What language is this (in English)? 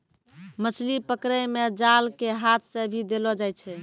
Maithili